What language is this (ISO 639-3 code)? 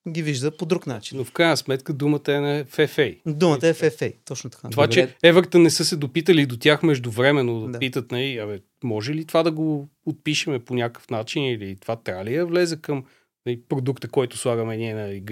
bul